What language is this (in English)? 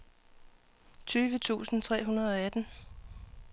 Danish